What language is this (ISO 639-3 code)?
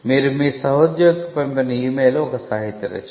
tel